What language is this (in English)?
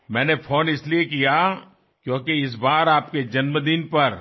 Telugu